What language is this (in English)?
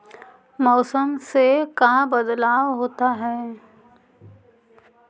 Magahi